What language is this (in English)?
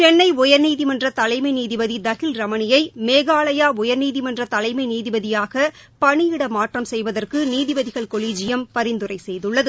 Tamil